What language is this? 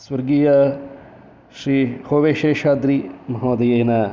Sanskrit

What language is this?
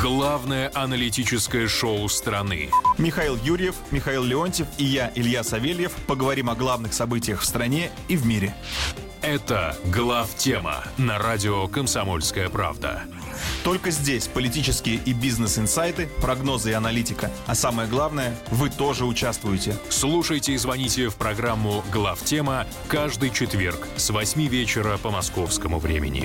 Russian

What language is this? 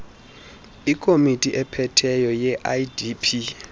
Xhosa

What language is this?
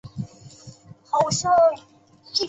Chinese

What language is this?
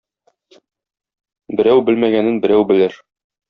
Tatar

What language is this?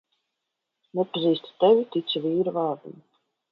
Latvian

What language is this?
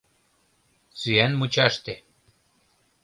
Mari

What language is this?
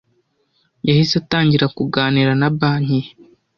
Kinyarwanda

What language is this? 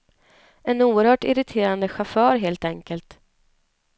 Swedish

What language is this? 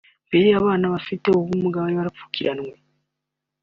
Kinyarwanda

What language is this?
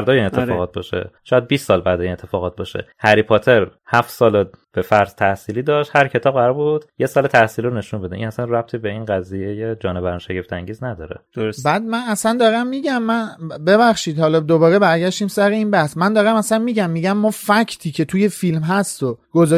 Persian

